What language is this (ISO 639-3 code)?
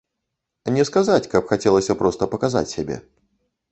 bel